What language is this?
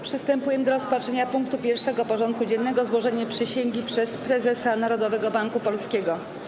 Polish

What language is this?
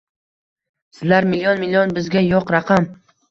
Uzbek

